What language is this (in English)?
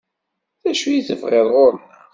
Kabyle